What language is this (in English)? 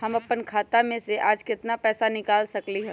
Magahi